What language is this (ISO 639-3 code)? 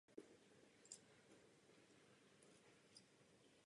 ces